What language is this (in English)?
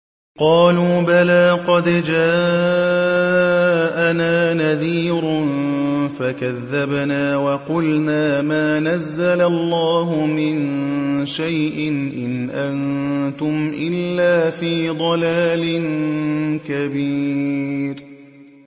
Arabic